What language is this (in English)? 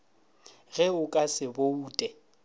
Northern Sotho